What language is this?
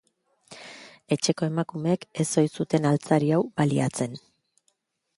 Basque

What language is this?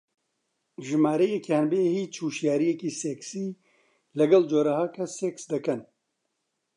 Central Kurdish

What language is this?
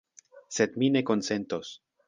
Esperanto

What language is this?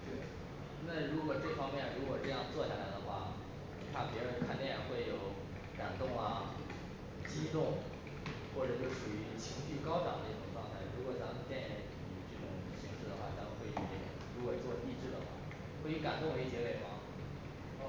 Chinese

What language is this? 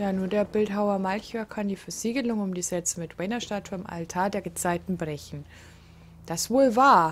German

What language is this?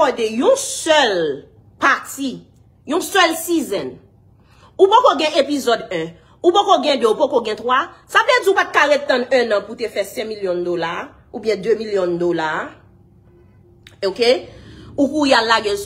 French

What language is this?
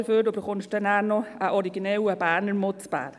Swiss German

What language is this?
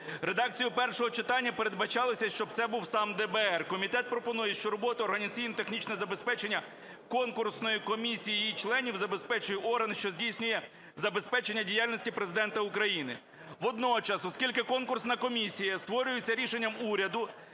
Ukrainian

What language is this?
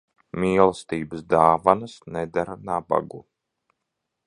Latvian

